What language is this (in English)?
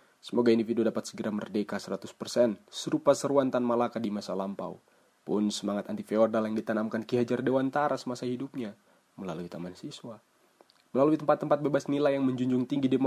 Indonesian